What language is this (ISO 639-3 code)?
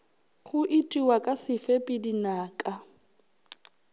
nso